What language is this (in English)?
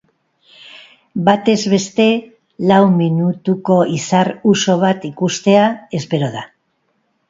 Basque